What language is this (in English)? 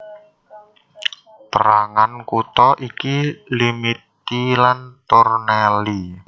Javanese